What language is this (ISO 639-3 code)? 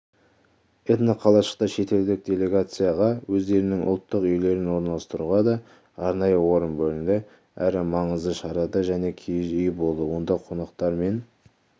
kaz